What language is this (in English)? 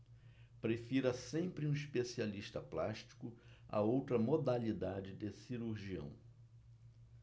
Portuguese